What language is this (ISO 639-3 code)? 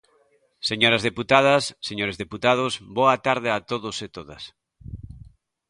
glg